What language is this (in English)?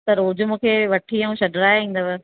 Sindhi